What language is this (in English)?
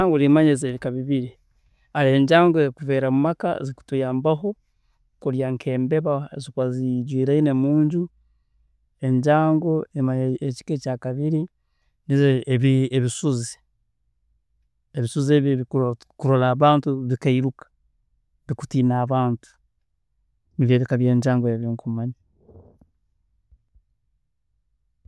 Tooro